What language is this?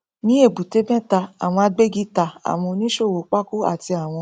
Yoruba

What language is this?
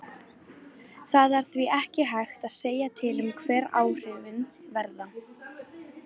Icelandic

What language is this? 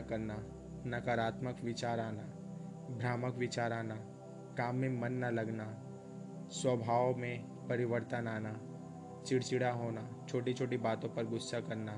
Hindi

